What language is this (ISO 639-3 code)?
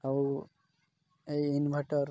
ori